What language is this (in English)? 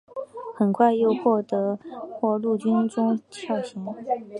Chinese